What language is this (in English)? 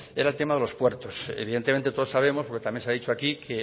Spanish